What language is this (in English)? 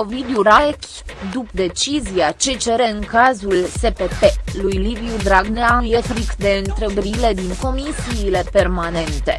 Romanian